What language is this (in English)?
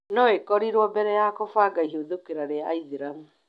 Kikuyu